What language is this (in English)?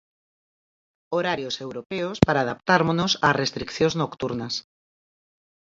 Galician